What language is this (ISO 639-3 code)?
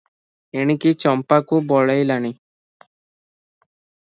ori